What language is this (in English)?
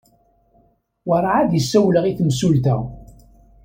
Kabyle